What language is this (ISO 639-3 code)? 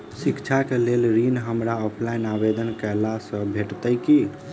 mai